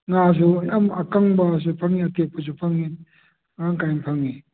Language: Manipuri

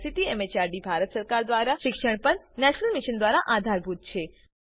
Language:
Gujarati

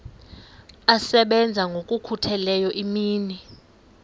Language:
Xhosa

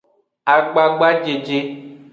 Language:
Aja (Benin)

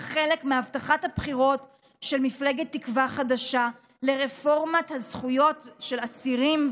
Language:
Hebrew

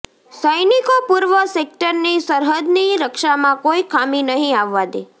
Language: Gujarati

